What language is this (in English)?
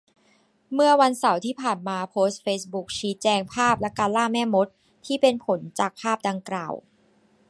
Thai